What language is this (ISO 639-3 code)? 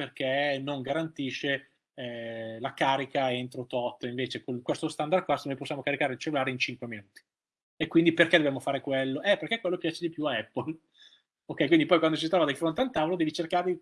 ita